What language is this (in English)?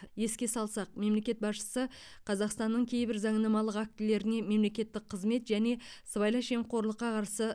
Kazakh